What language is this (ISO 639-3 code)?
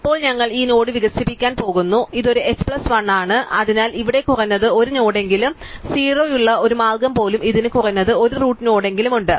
mal